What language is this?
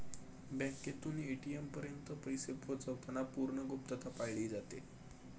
Marathi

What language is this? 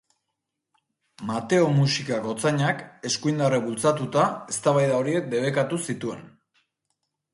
Basque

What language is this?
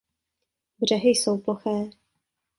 Czech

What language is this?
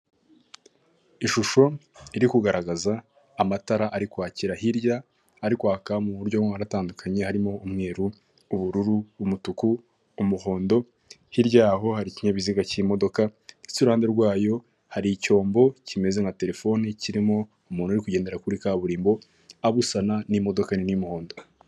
Kinyarwanda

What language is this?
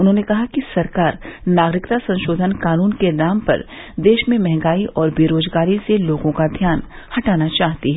Hindi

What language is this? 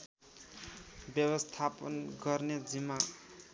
Nepali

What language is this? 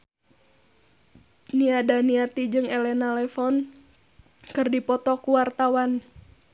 Sundanese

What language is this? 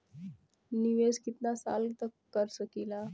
Bhojpuri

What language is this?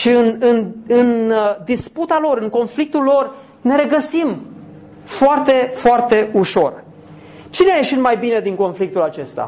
Romanian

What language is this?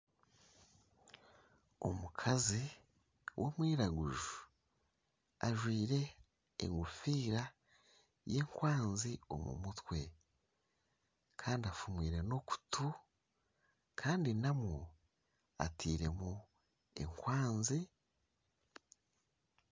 Nyankole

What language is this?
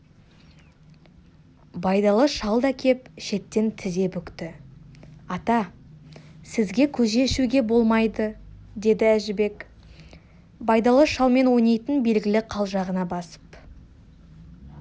Kazakh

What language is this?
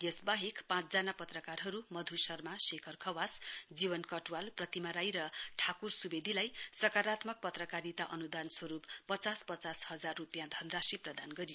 Nepali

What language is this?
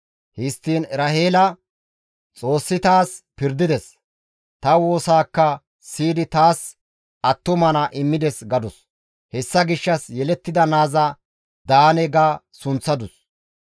Gamo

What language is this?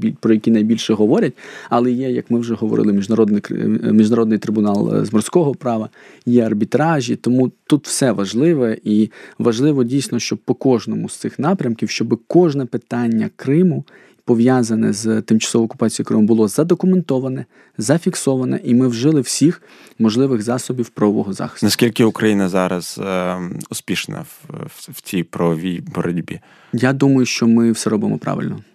Ukrainian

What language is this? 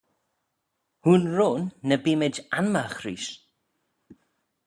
Manx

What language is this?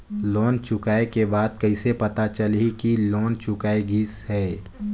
Chhattisgarhi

